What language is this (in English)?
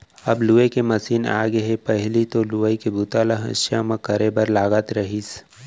Chhattisgarhi